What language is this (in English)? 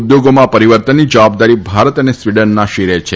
Gujarati